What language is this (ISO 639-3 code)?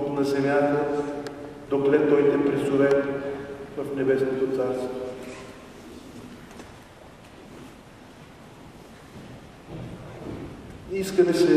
ron